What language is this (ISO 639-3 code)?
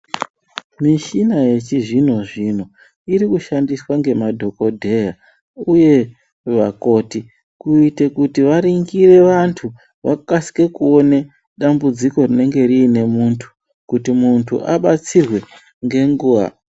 ndc